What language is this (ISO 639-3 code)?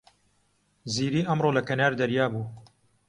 ckb